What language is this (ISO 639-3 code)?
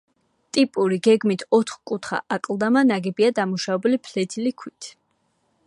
kat